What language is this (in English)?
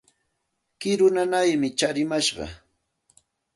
Santa Ana de Tusi Pasco Quechua